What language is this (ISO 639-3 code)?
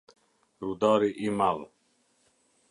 sqi